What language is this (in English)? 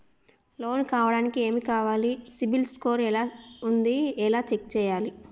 Telugu